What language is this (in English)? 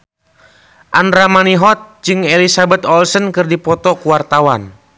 Sundanese